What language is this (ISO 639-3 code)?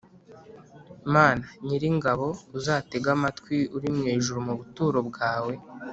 kin